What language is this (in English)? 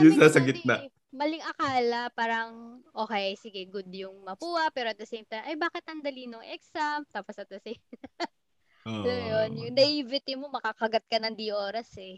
Filipino